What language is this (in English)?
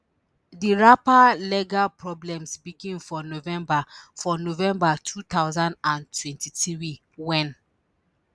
Nigerian Pidgin